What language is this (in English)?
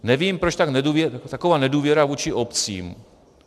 Czech